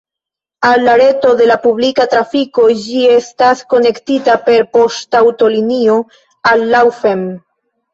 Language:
Esperanto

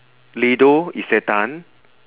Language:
English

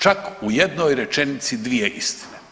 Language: Croatian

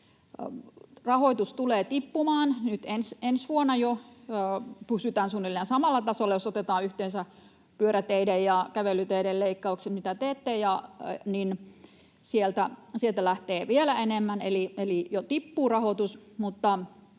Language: Finnish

